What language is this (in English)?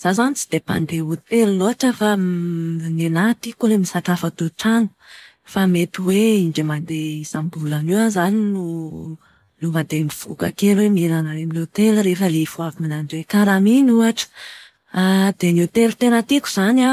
Malagasy